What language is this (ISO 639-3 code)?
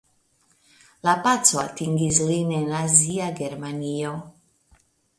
epo